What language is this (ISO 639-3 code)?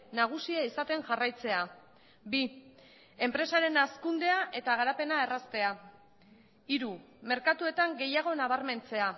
eus